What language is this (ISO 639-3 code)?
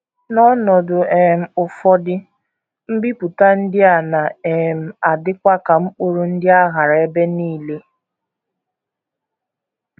ibo